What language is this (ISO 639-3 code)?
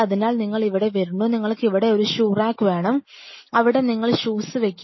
mal